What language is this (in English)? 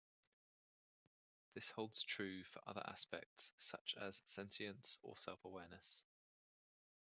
English